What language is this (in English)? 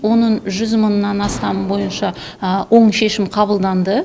Kazakh